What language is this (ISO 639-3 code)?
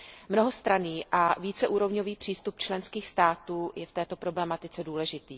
ces